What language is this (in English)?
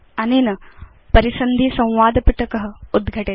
Sanskrit